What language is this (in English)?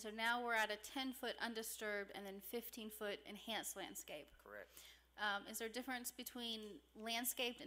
English